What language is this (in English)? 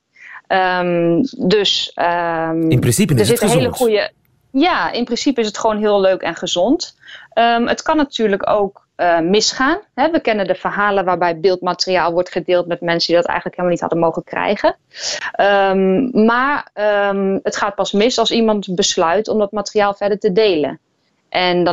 Dutch